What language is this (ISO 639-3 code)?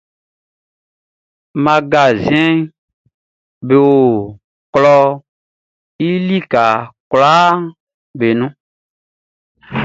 bci